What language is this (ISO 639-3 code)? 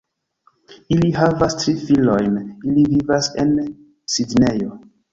epo